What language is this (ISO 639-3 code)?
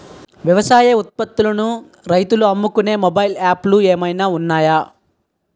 tel